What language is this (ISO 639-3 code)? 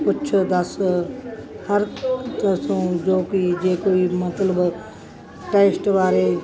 pan